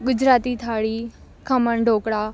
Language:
Gujarati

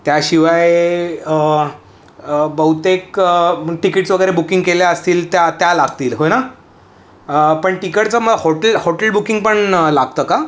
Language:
Marathi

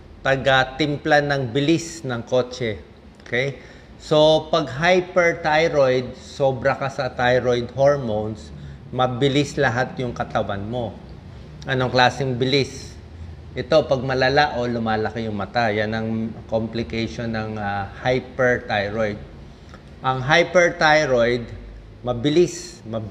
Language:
Filipino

